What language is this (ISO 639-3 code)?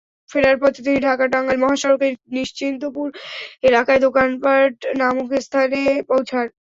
ben